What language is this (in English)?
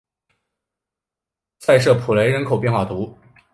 Chinese